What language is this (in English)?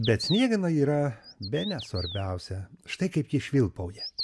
Lithuanian